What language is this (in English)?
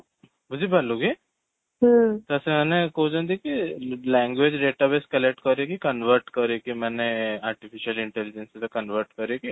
Odia